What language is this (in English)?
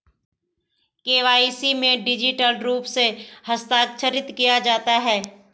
Hindi